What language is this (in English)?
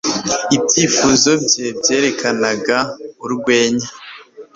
Kinyarwanda